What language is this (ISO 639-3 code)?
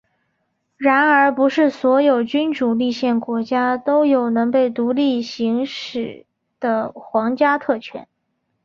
zho